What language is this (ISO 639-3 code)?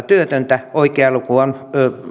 fin